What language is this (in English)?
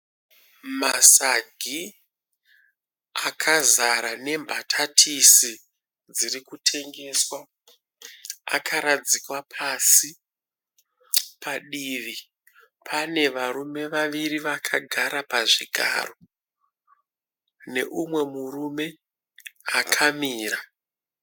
Shona